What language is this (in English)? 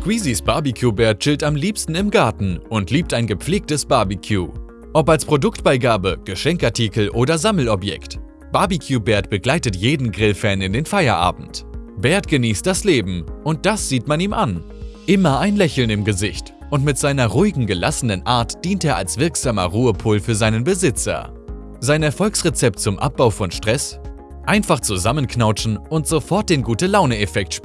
German